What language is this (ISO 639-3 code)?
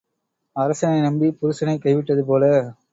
tam